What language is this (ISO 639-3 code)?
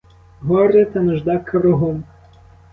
ukr